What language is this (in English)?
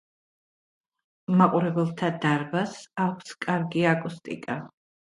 Georgian